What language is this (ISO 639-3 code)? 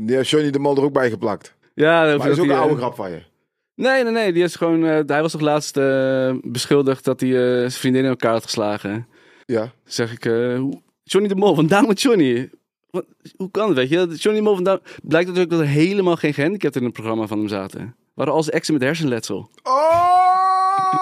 nld